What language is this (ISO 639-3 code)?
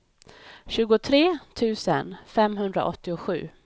swe